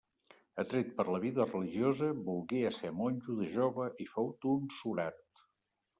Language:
Catalan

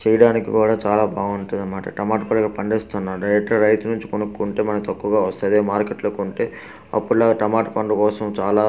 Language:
Telugu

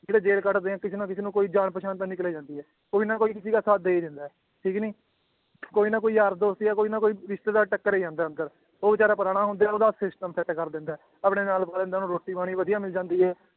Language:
Punjabi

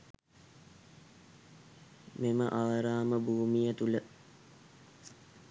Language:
Sinhala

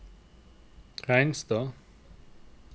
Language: Norwegian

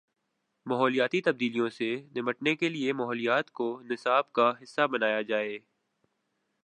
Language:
Urdu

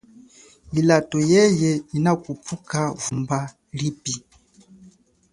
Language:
Chokwe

